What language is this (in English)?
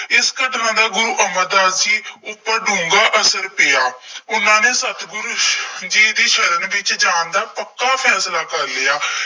Punjabi